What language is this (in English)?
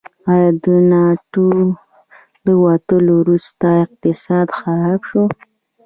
Pashto